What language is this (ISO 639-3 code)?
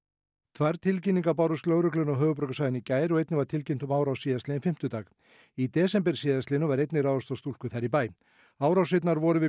isl